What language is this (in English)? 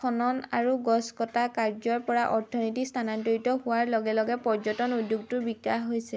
Assamese